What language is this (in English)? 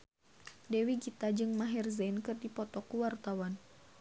Sundanese